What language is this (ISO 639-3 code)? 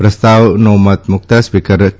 guj